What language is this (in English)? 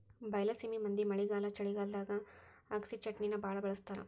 Kannada